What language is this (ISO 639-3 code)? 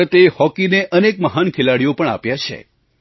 guj